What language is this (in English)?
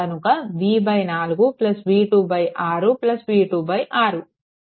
Telugu